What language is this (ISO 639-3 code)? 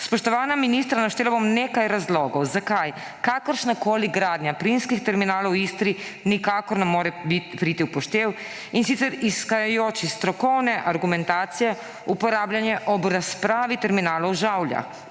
slv